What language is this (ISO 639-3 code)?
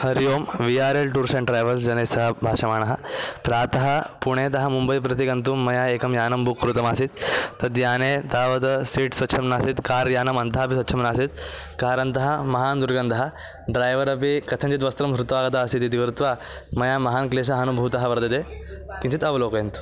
san